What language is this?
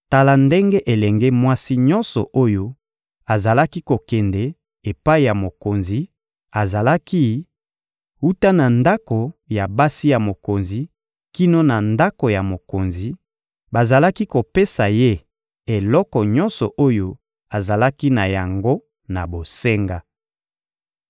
Lingala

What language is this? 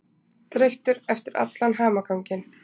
Icelandic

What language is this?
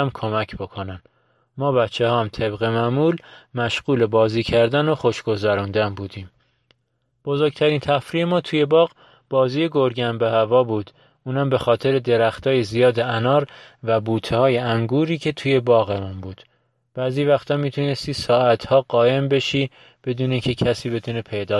Persian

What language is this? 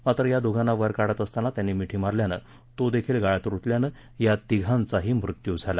Marathi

